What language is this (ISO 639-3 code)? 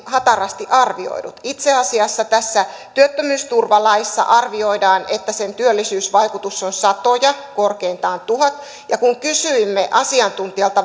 fin